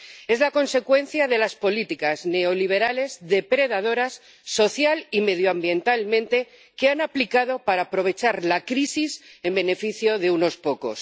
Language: Spanish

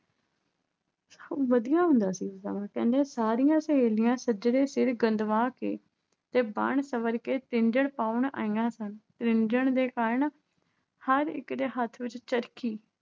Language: Punjabi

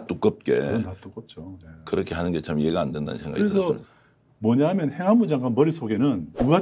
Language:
Korean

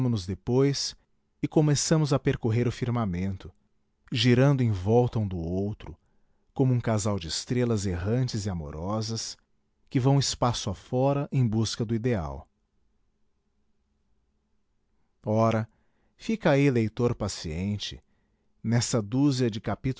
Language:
Portuguese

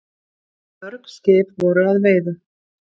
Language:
Icelandic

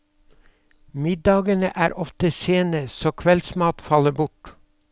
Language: Norwegian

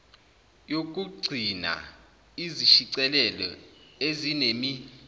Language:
Zulu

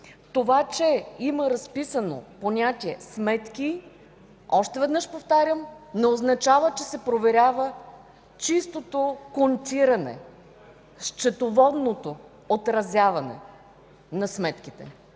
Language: Bulgarian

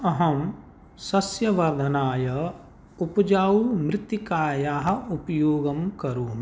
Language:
Sanskrit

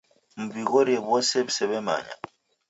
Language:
Taita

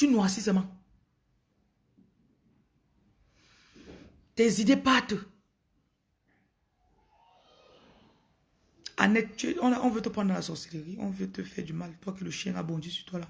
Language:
French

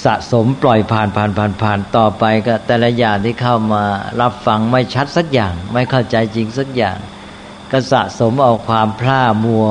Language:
Thai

